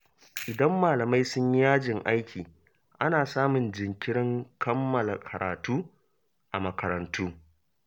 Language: Hausa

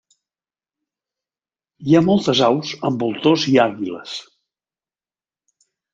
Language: Catalan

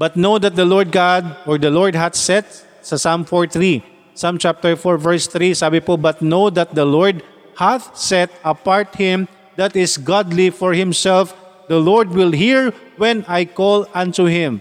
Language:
Filipino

